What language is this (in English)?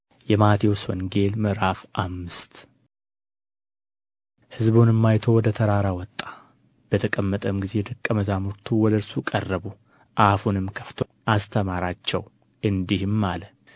Amharic